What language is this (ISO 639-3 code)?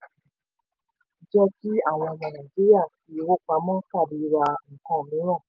yor